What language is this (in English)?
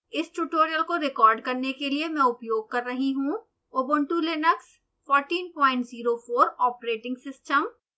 Hindi